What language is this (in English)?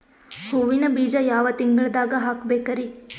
Kannada